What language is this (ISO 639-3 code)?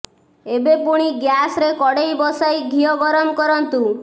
ori